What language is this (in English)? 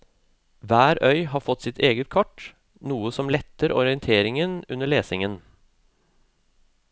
Norwegian